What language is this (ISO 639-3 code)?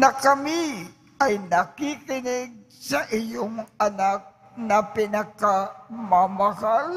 fil